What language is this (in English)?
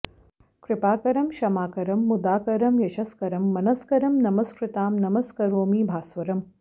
Sanskrit